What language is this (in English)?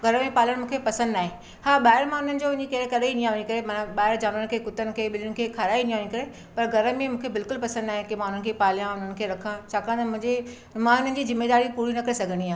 Sindhi